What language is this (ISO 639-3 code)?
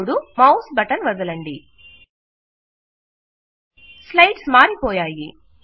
tel